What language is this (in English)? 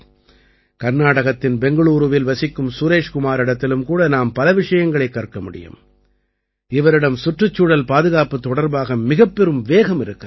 Tamil